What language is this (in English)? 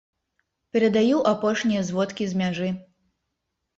Belarusian